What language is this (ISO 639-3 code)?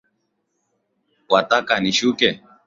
swa